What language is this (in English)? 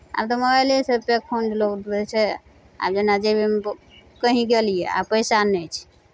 Maithili